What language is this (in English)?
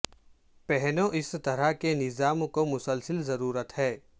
Urdu